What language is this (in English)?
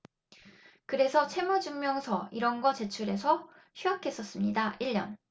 Korean